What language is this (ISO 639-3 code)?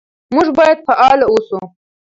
pus